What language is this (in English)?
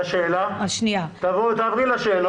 Hebrew